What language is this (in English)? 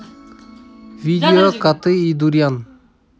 Russian